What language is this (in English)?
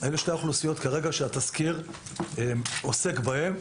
Hebrew